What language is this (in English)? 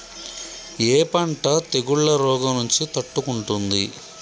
Telugu